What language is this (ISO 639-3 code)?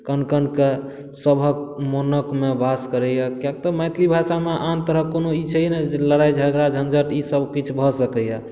mai